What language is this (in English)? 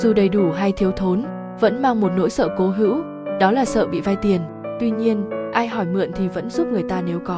Vietnamese